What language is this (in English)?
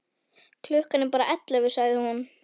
Icelandic